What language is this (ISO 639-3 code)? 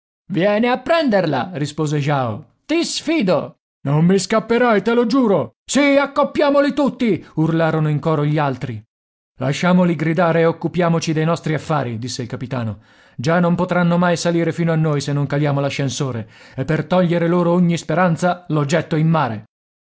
ita